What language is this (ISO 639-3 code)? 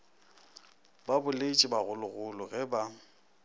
nso